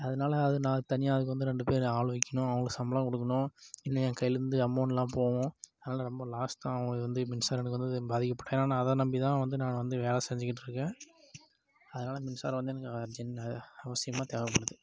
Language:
Tamil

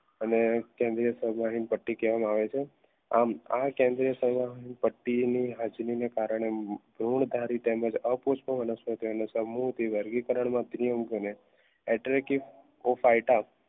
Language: Gujarati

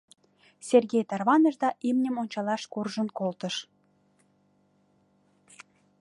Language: Mari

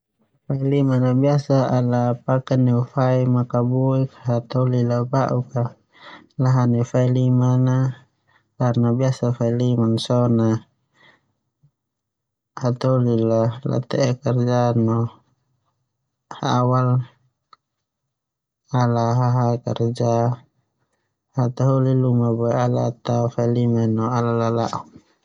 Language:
Termanu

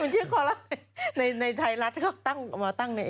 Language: Thai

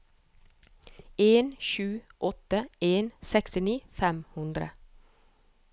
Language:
Norwegian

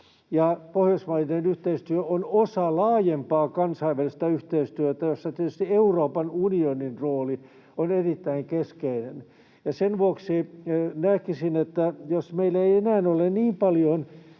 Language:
Finnish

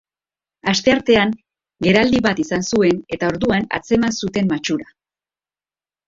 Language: Basque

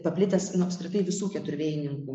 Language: Lithuanian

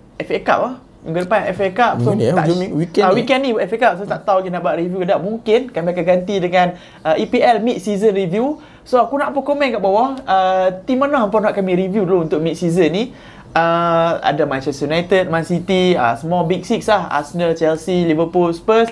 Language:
Malay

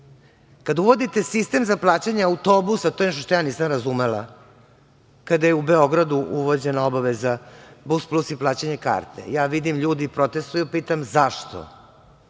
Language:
Serbian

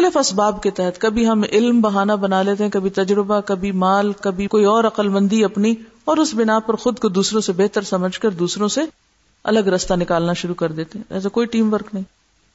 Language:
Urdu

